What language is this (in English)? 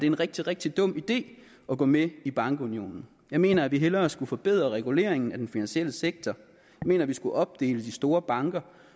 Danish